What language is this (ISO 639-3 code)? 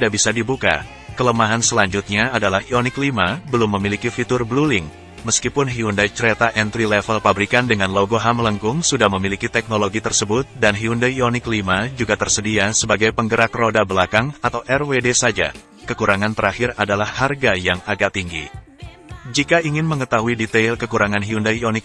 ind